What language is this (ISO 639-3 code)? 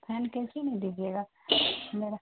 urd